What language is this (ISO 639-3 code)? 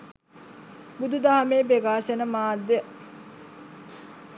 sin